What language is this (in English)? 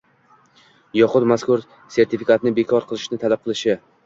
Uzbek